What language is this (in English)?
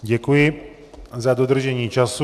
Czech